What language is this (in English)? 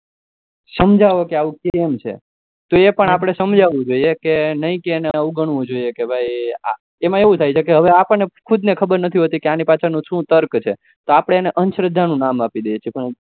Gujarati